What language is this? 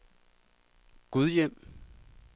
Danish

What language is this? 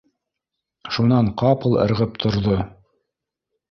Bashkir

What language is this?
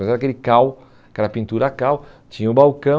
Portuguese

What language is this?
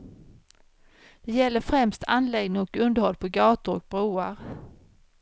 Swedish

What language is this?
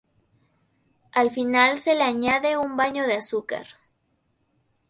Spanish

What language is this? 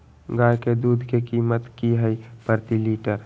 Magahi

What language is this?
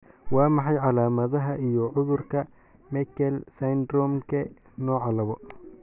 Somali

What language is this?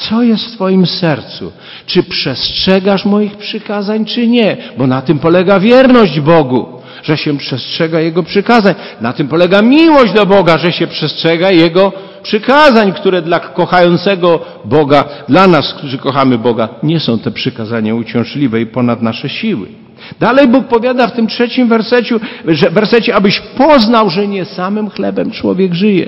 Polish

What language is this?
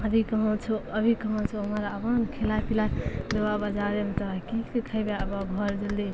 Maithili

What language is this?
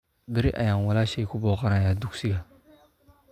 Somali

